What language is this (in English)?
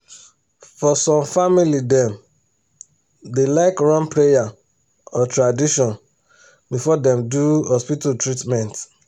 Nigerian Pidgin